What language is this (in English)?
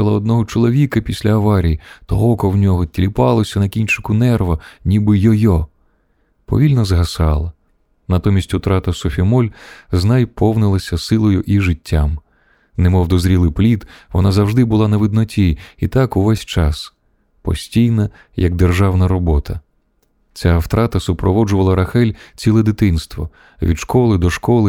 Ukrainian